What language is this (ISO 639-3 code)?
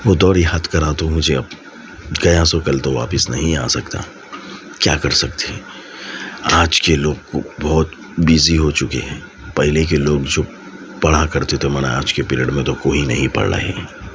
urd